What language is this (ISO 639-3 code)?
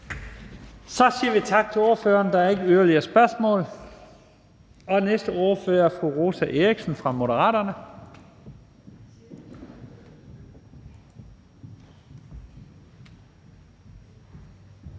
dan